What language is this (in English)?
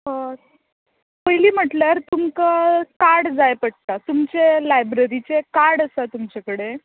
Konkani